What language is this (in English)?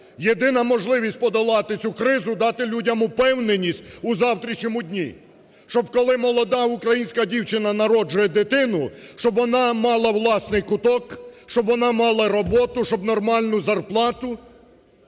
Ukrainian